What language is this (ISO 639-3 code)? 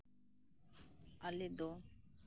sat